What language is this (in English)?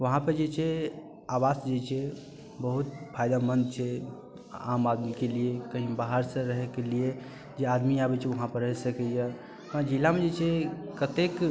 Maithili